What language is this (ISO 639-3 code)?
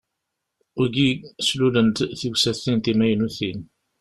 kab